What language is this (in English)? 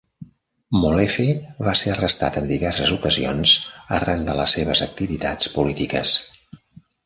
Catalan